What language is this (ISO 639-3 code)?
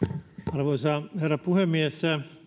fin